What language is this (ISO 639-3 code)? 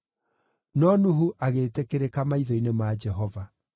kik